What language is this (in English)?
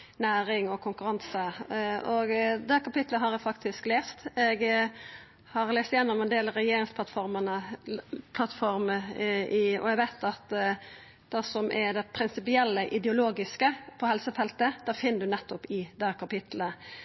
Norwegian Nynorsk